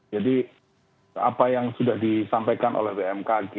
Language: Indonesian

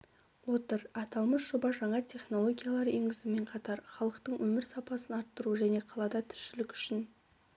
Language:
Kazakh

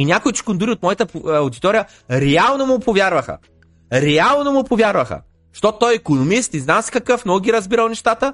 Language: Bulgarian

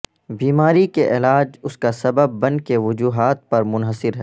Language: Urdu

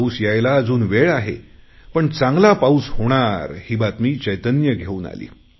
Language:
Marathi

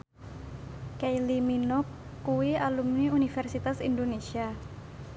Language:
Javanese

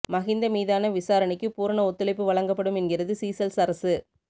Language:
Tamil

